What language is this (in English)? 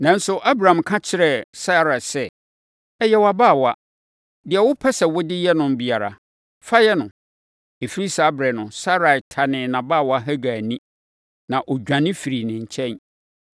Akan